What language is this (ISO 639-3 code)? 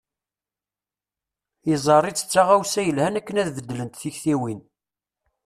kab